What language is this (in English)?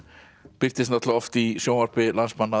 Icelandic